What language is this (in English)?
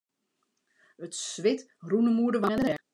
Western Frisian